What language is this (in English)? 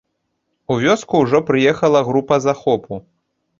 Belarusian